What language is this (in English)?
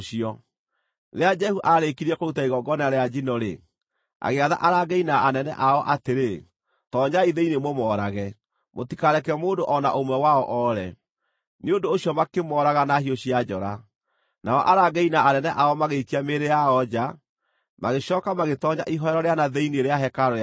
Kikuyu